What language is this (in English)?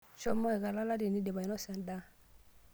Masai